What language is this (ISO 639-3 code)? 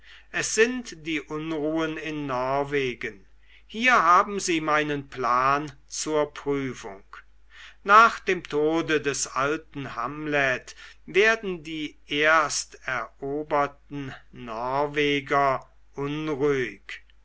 deu